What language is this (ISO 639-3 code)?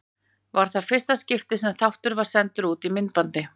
isl